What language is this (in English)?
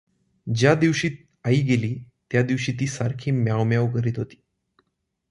Marathi